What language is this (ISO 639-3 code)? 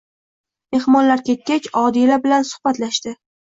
uzb